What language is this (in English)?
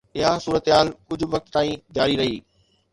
Sindhi